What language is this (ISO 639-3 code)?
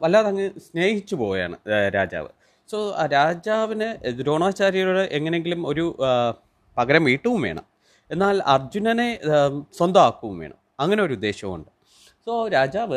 mal